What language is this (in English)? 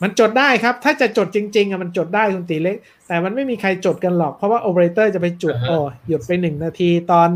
Thai